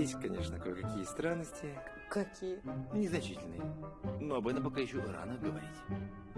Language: Russian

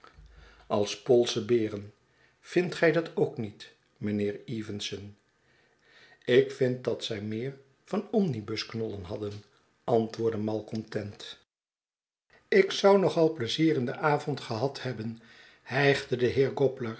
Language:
Dutch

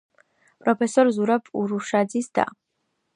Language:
Georgian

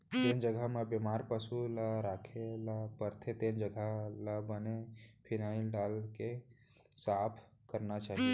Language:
Chhattisgarhi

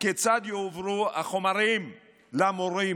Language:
Hebrew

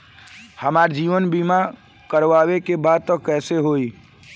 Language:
Bhojpuri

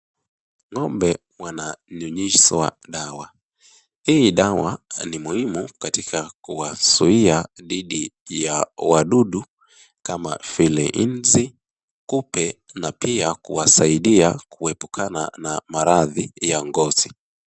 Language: Swahili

